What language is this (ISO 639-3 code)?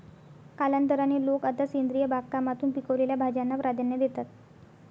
mar